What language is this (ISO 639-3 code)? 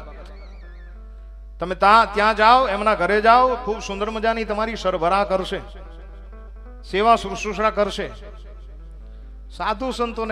guj